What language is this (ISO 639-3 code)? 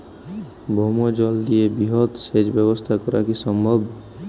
ben